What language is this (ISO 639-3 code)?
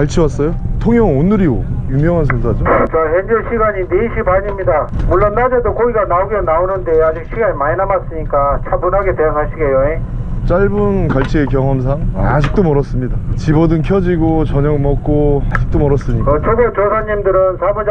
kor